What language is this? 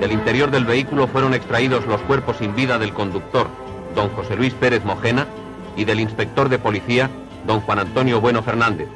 Spanish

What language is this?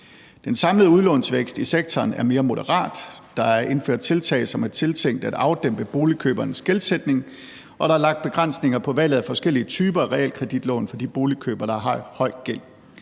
Danish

